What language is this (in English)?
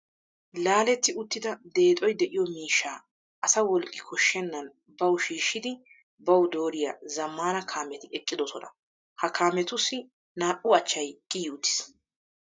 Wolaytta